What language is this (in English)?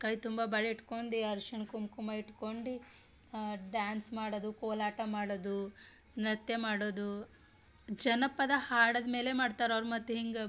Kannada